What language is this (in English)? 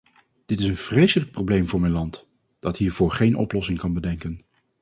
Dutch